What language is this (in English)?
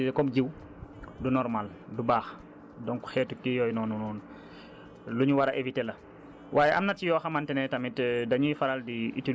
Wolof